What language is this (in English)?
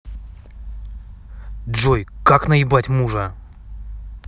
Russian